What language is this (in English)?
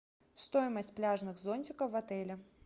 Russian